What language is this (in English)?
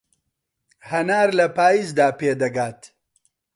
Central Kurdish